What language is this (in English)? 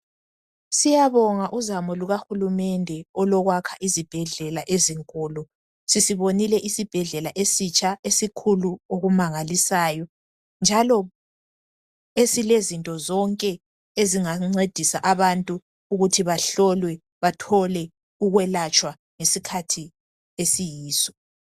North Ndebele